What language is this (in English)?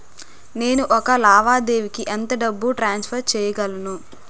Telugu